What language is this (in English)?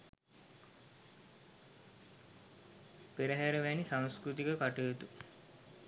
Sinhala